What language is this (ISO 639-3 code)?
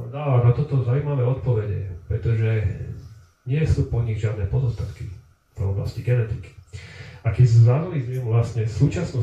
slk